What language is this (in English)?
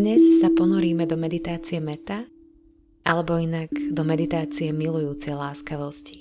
Slovak